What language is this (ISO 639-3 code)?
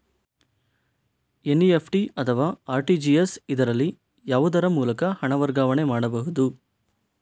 kan